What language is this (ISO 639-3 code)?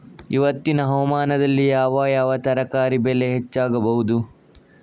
kan